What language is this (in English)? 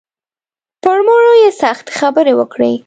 Pashto